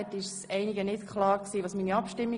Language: Swiss German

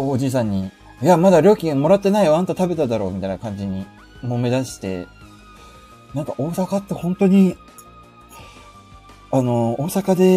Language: Japanese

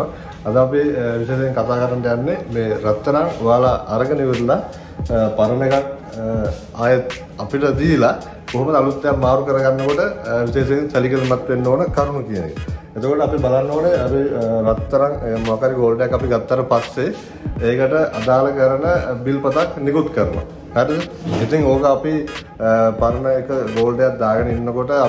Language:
Indonesian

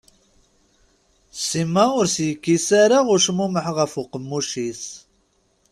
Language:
Kabyle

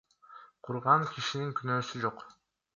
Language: Kyrgyz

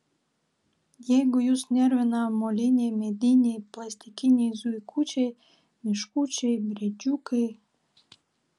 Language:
Lithuanian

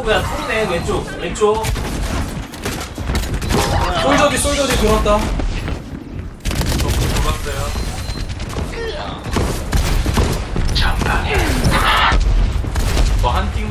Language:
Korean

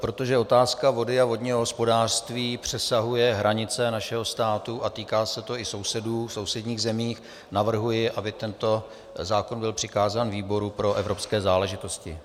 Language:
Czech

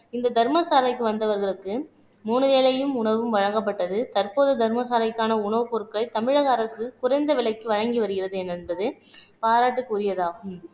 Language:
Tamil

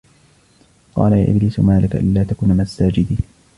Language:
Arabic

